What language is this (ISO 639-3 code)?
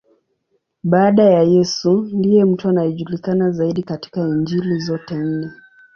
swa